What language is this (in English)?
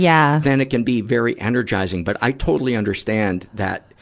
English